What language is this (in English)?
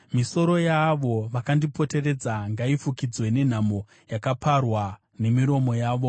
Shona